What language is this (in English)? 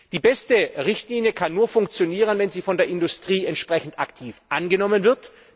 German